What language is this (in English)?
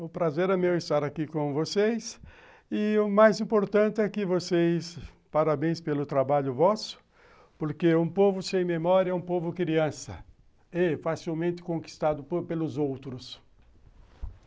Portuguese